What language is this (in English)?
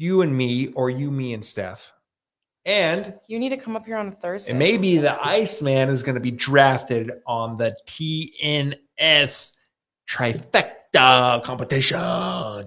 English